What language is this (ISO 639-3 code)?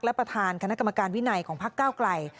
tha